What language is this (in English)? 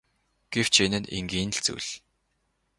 Mongolian